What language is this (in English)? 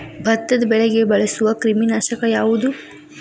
Kannada